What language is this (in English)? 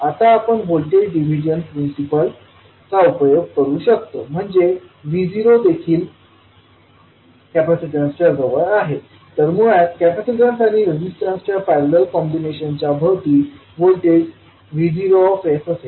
Marathi